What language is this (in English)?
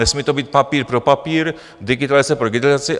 Czech